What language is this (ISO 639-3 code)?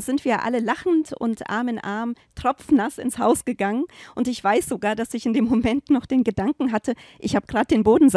deu